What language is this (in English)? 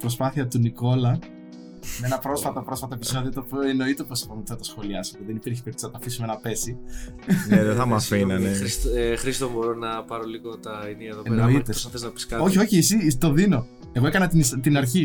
Greek